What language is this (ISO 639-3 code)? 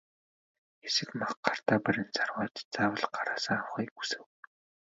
mon